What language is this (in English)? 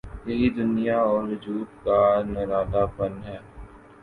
Urdu